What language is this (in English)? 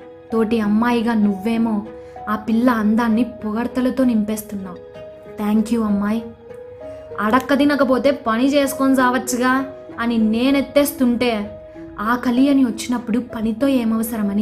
Telugu